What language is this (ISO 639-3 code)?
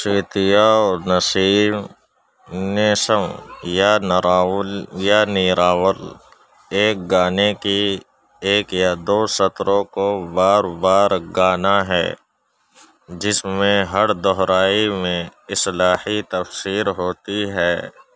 urd